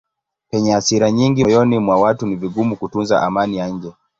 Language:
Swahili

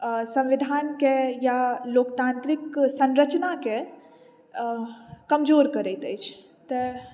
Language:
Maithili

